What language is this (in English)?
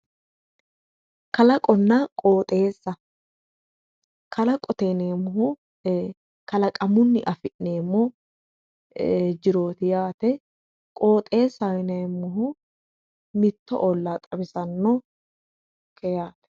Sidamo